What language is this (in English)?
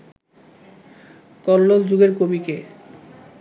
Bangla